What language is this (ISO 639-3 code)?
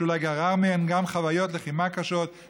heb